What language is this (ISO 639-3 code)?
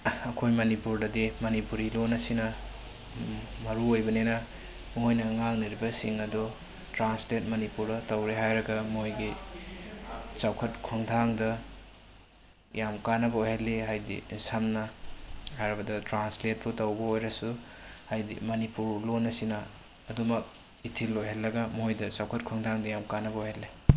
mni